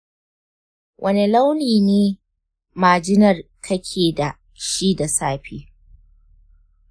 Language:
Hausa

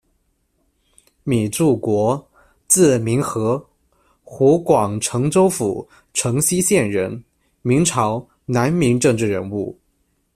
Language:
Chinese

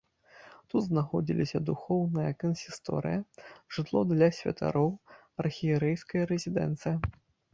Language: Belarusian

